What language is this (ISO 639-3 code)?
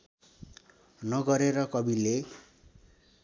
nep